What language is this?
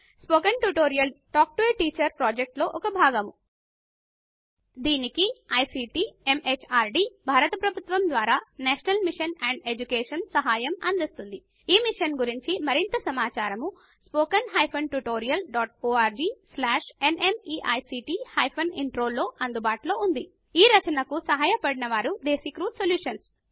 Telugu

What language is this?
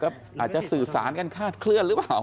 Thai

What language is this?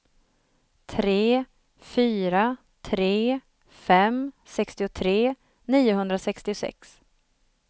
Swedish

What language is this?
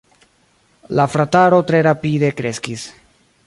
Esperanto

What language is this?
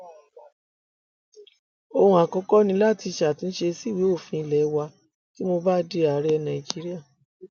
Yoruba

